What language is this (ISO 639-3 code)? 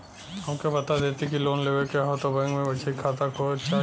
bho